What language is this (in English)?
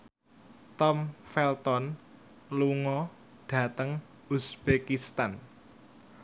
Javanese